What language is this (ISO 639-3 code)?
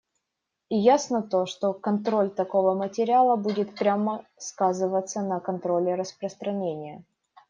rus